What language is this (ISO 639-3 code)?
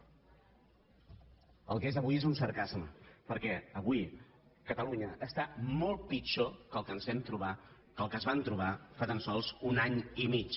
cat